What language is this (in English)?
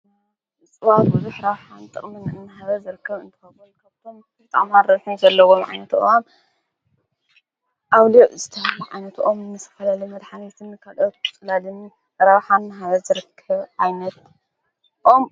Tigrinya